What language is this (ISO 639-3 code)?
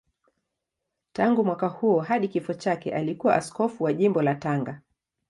swa